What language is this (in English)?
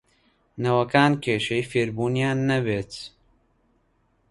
Central Kurdish